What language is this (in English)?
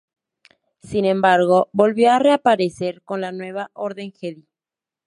Spanish